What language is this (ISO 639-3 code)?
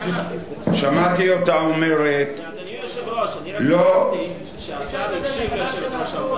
heb